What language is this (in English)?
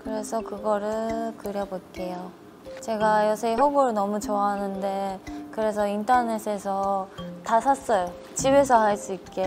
Korean